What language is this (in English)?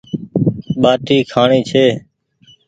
Goaria